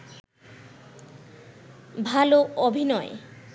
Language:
Bangla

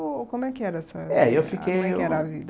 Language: Portuguese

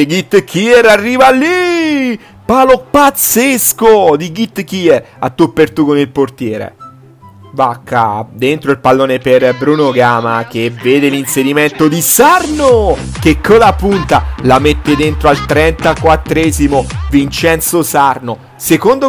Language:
Italian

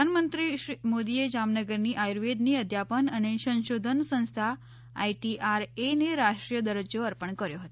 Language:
Gujarati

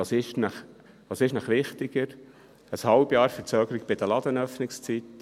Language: Swiss German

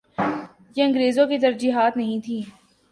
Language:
Urdu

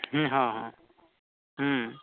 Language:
Santali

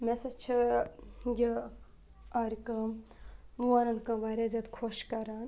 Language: Kashmiri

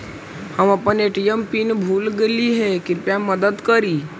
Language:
Magahi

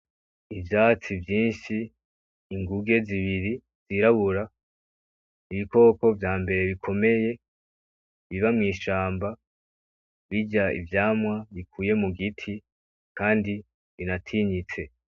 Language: Rundi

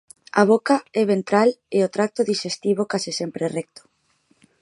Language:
Galician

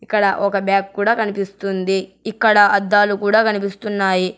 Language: Telugu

